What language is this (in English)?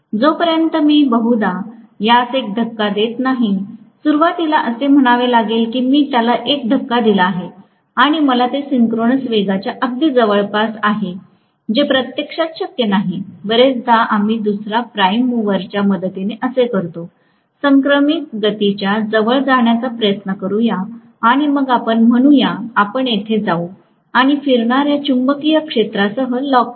Marathi